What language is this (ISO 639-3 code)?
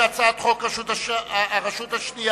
heb